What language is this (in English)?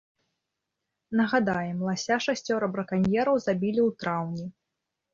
Belarusian